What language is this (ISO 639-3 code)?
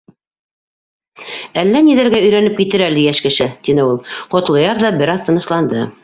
bak